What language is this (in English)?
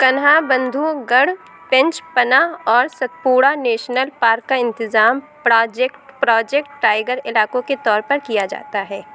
Urdu